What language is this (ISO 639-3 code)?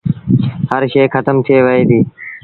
sbn